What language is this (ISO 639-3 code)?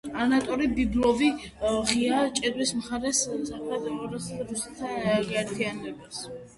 kat